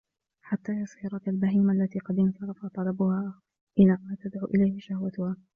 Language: Arabic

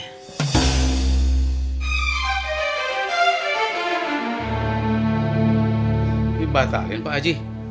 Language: Indonesian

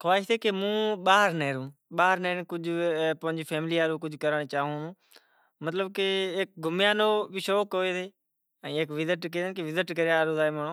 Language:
Kachi Koli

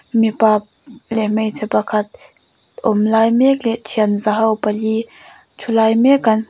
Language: Mizo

